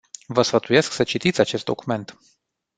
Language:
Romanian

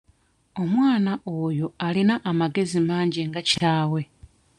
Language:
Ganda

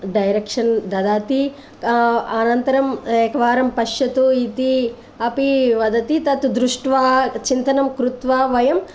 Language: Sanskrit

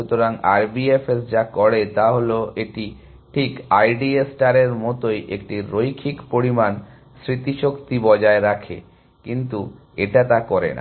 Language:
Bangla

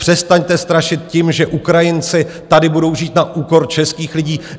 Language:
Czech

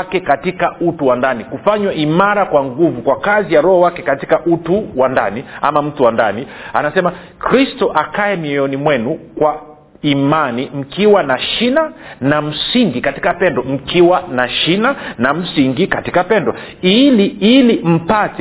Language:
Swahili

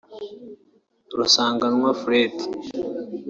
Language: Kinyarwanda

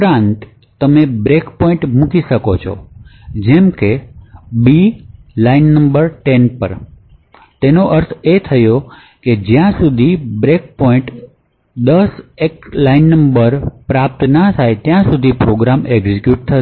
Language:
Gujarati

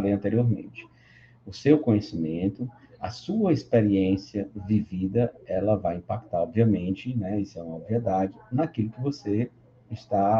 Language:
Portuguese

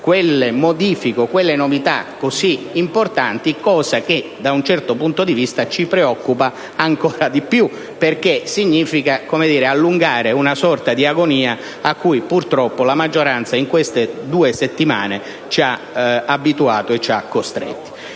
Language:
Italian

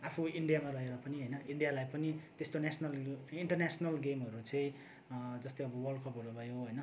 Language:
Nepali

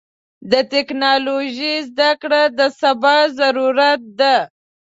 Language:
Pashto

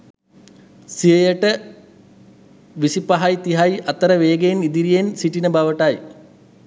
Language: Sinhala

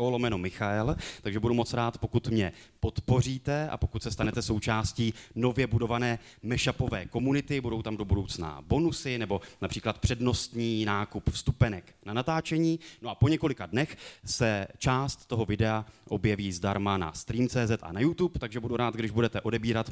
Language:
Czech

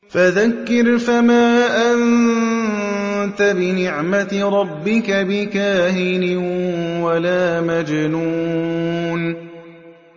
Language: Arabic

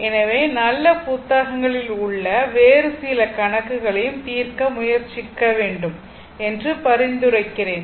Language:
Tamil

